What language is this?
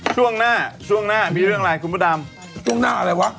Thai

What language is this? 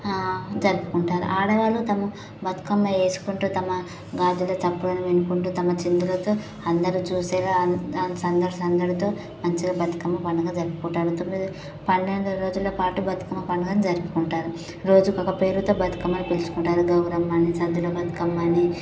Telugu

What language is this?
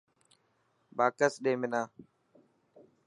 Dhatki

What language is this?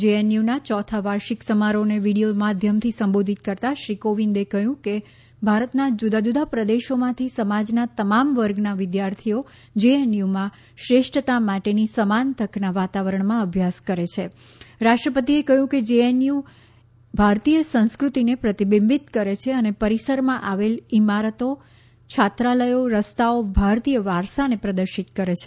Gujarati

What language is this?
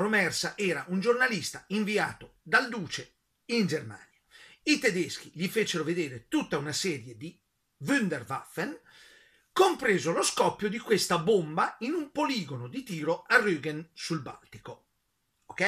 Italian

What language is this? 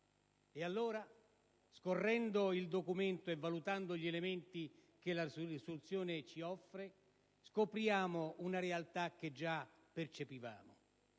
Italian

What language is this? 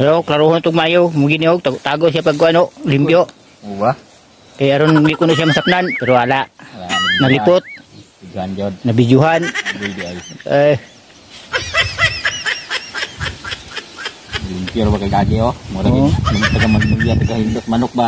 Indonesian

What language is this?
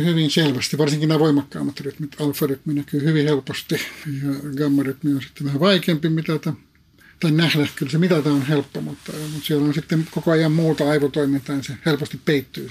Finnish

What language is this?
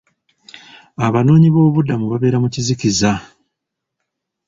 Ganda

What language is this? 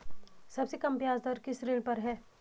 Hindi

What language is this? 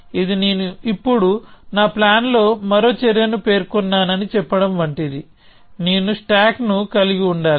Telugu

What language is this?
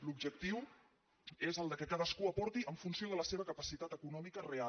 Catalan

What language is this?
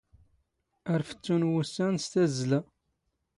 Standard Moroccan Tamazight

